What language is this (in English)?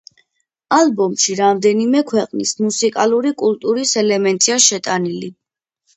Georgian